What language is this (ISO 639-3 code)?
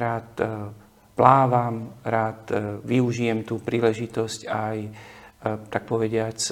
slk